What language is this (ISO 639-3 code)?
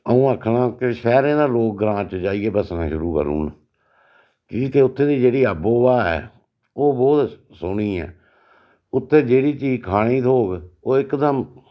doi